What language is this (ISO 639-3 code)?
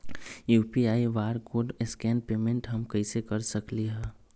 mag